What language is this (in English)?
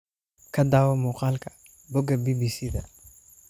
Somali